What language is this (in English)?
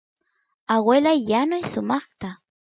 Santiago del Estero Quichua